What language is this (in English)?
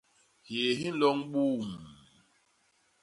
Basaa